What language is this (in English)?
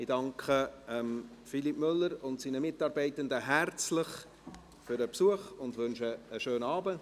Swiss German